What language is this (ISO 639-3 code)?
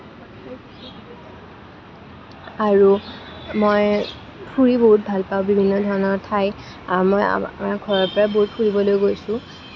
asm